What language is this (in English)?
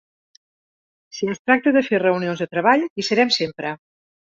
Catalan